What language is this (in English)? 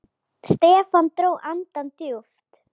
Icelandic